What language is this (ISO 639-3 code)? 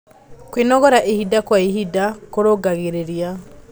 kik